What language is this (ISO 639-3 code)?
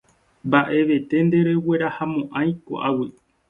grn